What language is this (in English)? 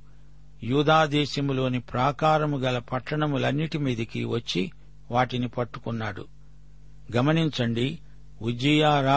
Telugu